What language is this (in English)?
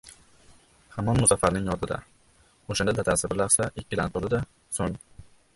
Uzbek